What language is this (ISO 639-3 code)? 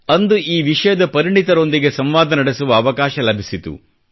kan